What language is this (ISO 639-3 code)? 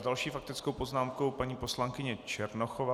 ces